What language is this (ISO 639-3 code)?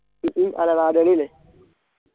mal